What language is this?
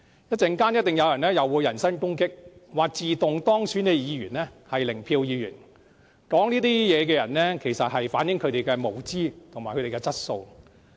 Cantonese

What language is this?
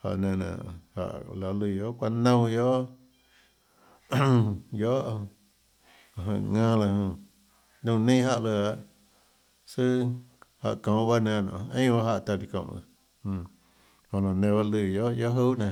Tlacoatzintepec Chinantec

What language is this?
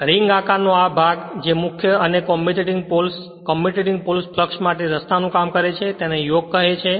Gujarati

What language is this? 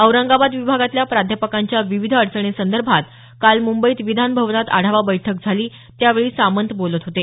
Marathi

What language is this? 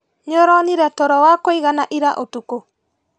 Kikuyu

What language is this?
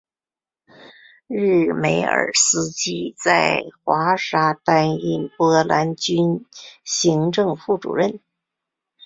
Chinese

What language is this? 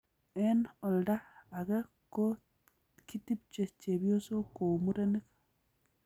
Kalenjin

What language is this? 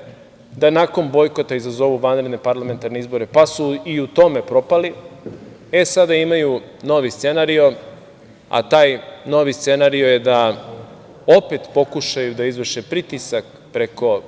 Serbian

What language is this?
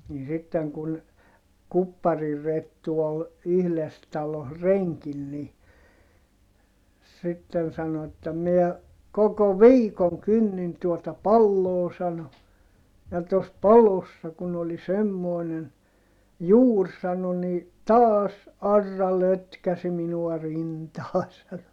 Finnish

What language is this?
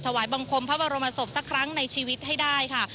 Thai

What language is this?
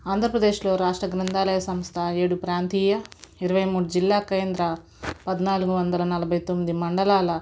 Telugu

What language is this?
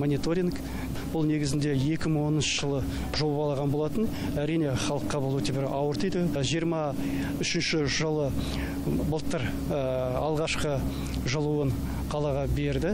Russian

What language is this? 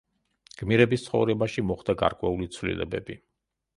Georgian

